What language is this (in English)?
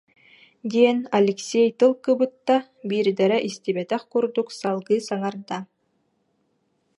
Yakut